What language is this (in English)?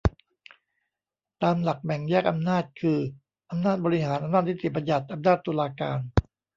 Thai